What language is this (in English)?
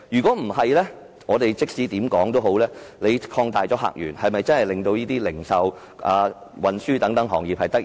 Cantonese